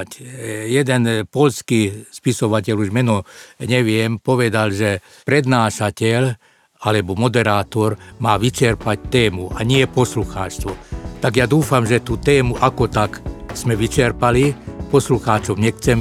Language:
Slovak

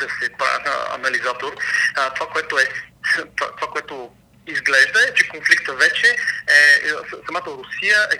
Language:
Bulgarian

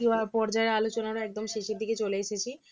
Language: Bangla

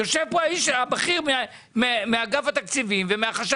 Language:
Hebrew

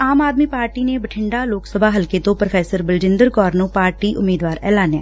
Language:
Punjabi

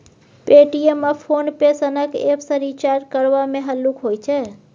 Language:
Maithili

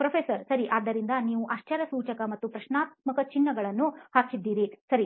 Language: Kannada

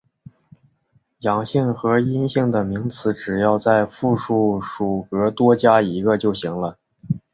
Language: Chinese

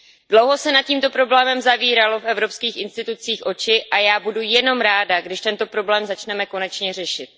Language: Czech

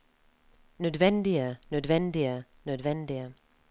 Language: Norwegian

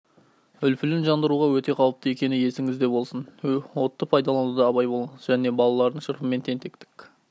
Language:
Kazakh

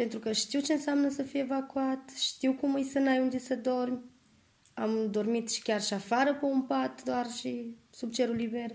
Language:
Romanian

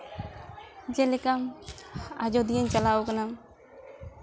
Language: Santali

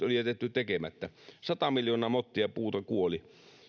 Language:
Finnish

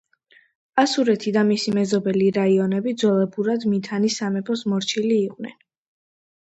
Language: Georgian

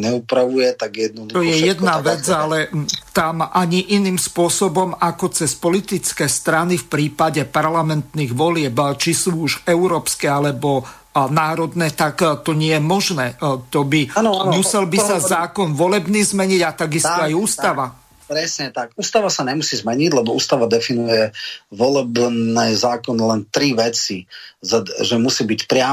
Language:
Slovak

